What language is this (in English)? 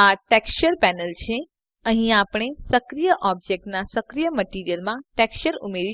Dutch